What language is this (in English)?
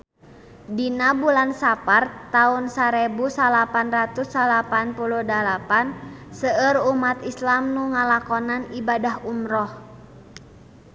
Sundanese